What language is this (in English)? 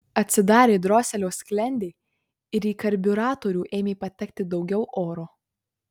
Lithuanian